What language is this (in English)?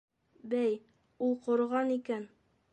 Bashkir